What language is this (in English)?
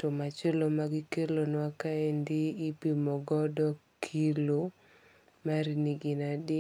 Luo (Kenya and Tanzania)